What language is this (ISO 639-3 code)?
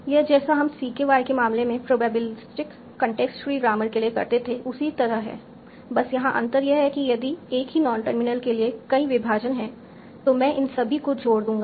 hin